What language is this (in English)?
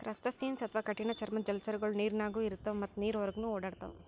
Kannada